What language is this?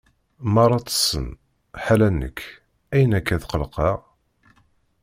Kabyle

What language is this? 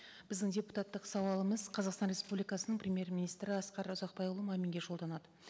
Kazakh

